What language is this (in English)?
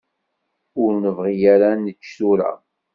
Kabyle